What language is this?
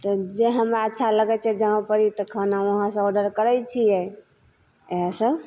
Maithili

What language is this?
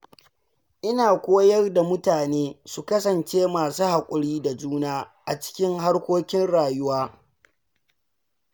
Hausa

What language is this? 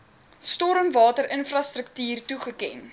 Afrikaans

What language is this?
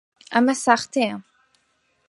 Central Kurdish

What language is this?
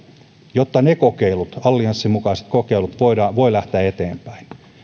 Finnish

